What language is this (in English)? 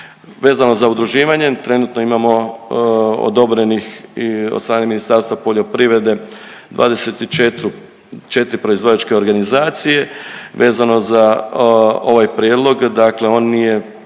Croatian